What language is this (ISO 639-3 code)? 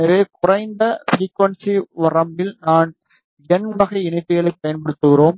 tam